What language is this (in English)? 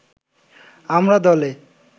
Bangla